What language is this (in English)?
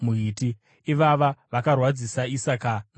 Shona